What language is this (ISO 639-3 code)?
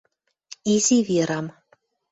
mrj